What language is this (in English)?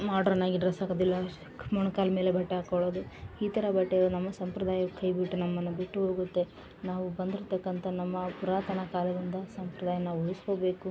Kannada